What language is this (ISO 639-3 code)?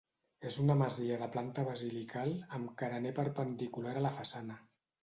cat